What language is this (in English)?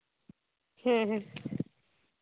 Santali